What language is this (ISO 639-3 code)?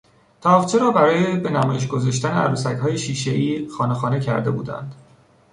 fas